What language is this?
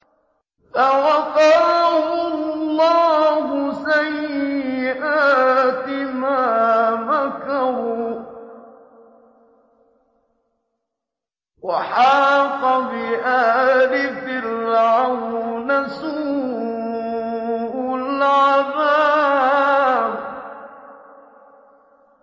Arabic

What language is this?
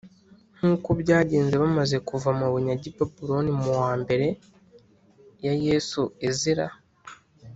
Kinyarwanda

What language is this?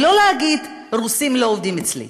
Hebrew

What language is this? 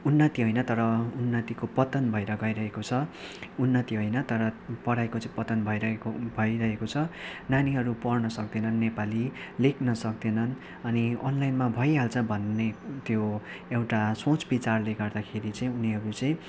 Nepali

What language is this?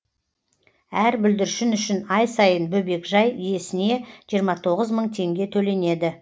Kazakh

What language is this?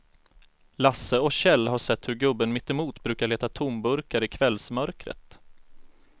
Swedish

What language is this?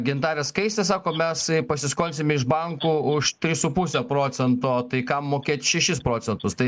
Lithuanian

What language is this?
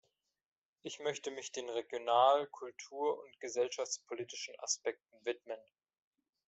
German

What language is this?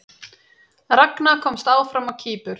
Icelandic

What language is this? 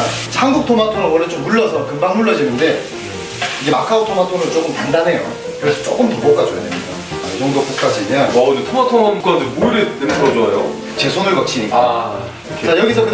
Korean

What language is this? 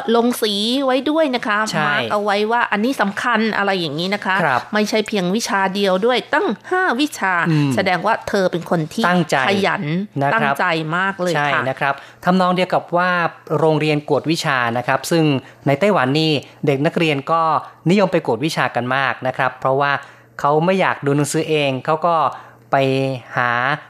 Thai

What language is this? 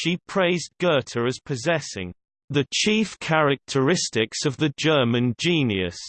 English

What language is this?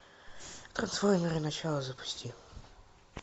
Russian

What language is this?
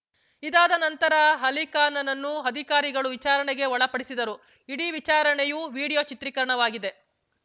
Kannada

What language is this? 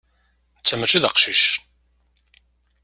Kabyle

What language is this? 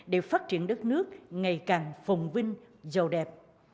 Vietnamese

